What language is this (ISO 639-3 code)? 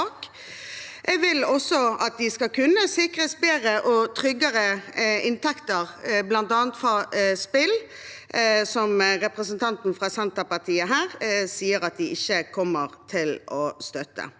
nor